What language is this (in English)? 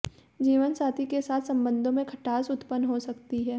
Hindi